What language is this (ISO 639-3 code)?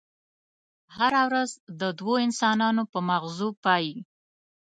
pus